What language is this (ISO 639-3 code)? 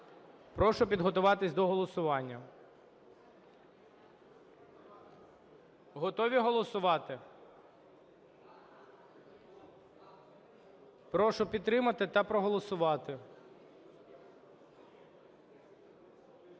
ukr